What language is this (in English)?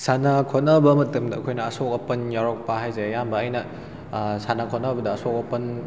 Manipuri